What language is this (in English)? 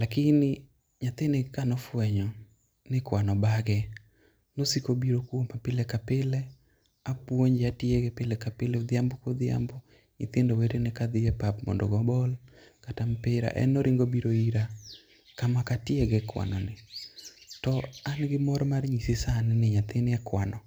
Luo (Kenya and Tanzania)